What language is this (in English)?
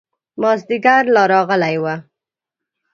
Pashto